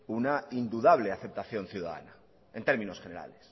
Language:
Spanish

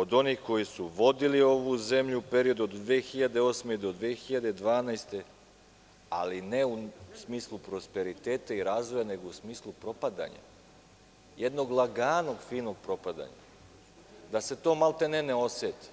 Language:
Serbian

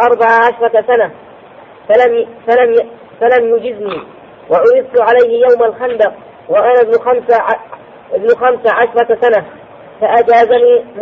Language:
Arabic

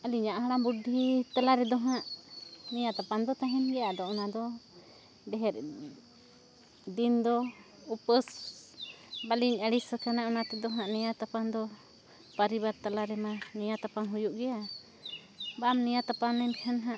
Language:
Santali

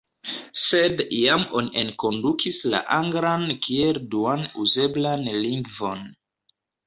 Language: Esperanto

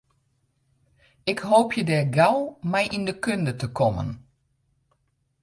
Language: Western Frisian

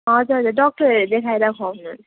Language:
Nepali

